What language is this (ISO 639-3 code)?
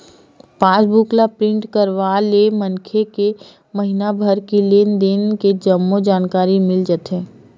hne